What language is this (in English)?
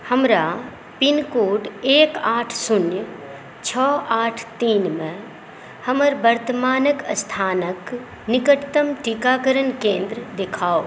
Maithili